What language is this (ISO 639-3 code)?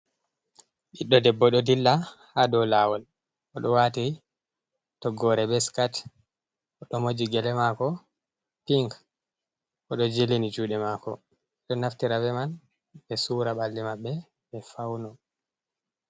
ful